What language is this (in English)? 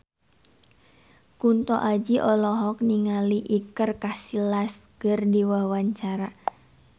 Sundanese